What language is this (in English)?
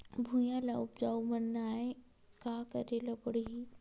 Chhattisgarhi